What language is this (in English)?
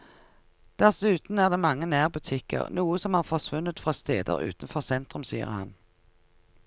Norwegian